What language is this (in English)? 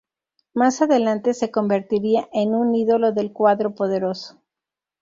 Spanish